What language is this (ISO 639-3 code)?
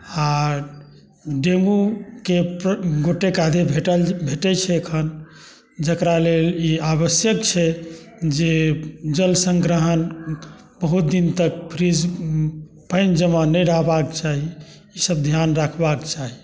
mai